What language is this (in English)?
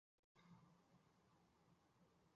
Chinese